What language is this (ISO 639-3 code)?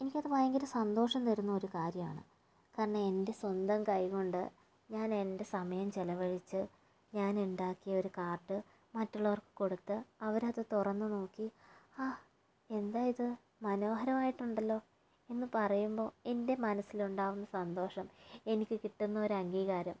mal